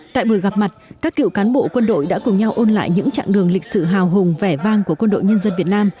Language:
Vietnamese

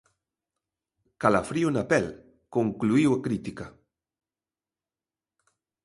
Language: Galician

